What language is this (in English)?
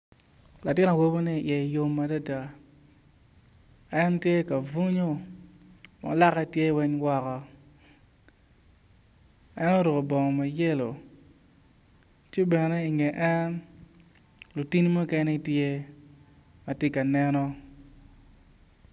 Acoli